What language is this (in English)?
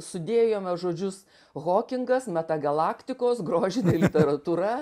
Lithuanian